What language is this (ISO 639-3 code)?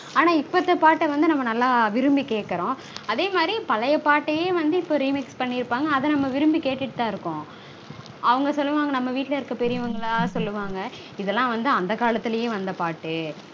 tam